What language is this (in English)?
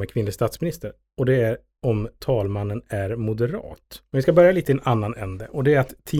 Swedish